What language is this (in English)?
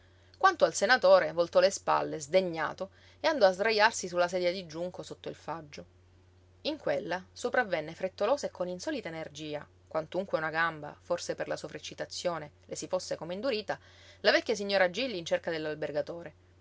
Italian